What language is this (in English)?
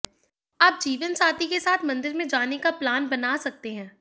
Hindi